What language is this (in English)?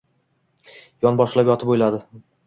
Uzbek